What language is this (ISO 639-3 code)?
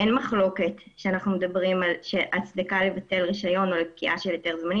heb